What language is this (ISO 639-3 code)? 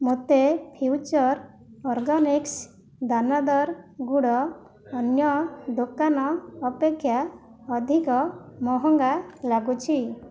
ori